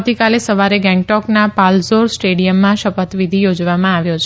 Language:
Gujarati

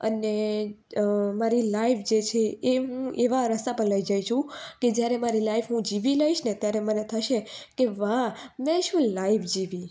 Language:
Gujarati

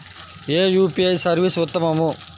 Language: Telugu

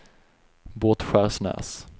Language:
Swedish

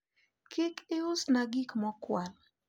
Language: Luo (Kenya and Tanzania)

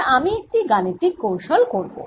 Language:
Bangla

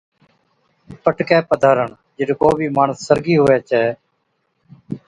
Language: Od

